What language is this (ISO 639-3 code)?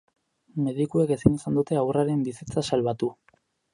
eus